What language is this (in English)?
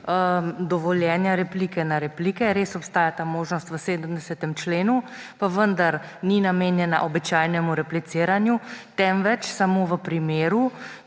Slovenian